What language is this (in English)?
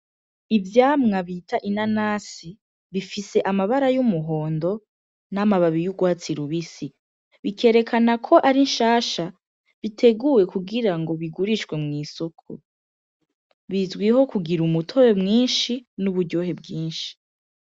Rundi